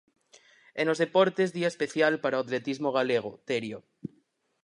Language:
Galician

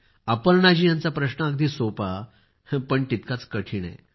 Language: Marathi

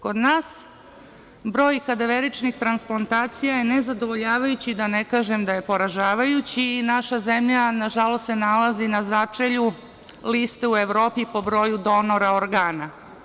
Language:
Serbian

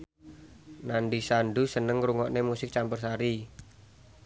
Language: Javanese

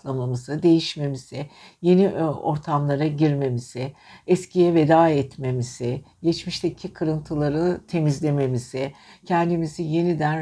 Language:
Turkish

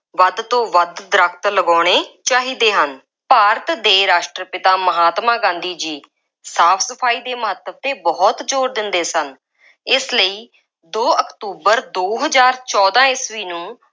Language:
Punjabi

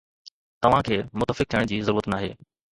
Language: Sindhi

